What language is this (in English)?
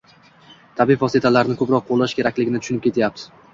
Uzbek